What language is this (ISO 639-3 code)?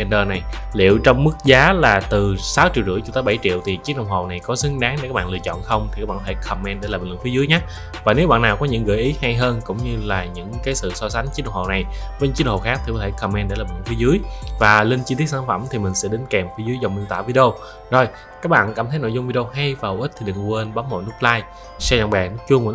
vie